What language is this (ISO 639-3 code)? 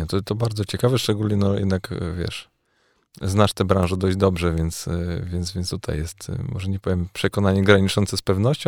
pol